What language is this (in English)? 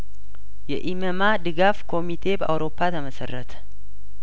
Amharic